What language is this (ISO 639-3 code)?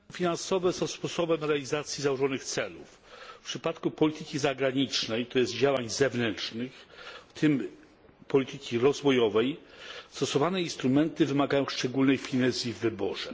pol